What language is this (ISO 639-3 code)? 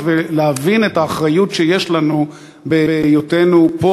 heb